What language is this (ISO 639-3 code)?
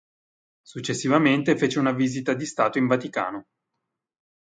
ita